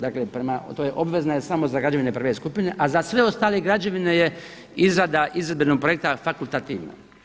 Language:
Croatian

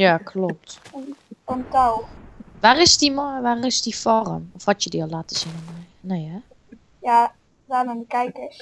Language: Dutch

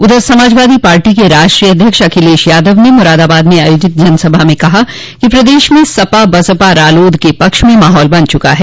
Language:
Hindi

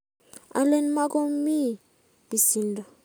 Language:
Kalenjin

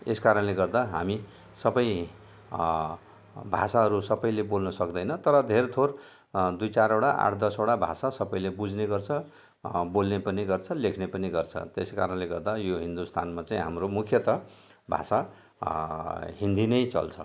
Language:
Nepali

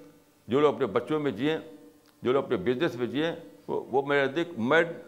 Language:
Urdu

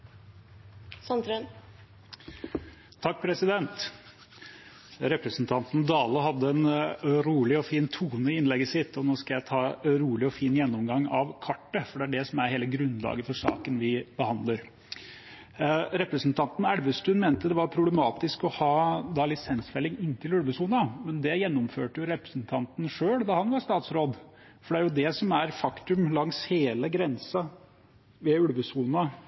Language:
Norwegian Bokmål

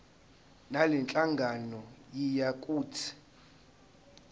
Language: Zulu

